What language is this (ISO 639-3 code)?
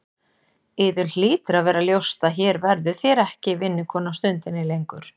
isl